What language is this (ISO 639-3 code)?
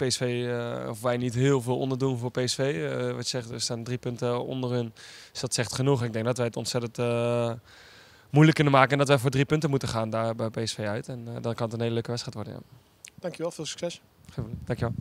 nld